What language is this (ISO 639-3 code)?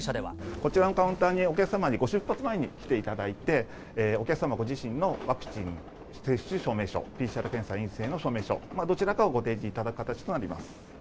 jpn